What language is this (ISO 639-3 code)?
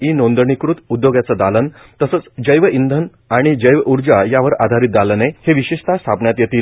mar